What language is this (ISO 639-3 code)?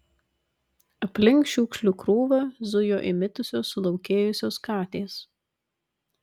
lit